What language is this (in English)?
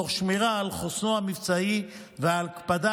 Hebrew